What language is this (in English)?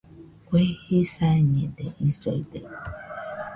Nüpode Huitoto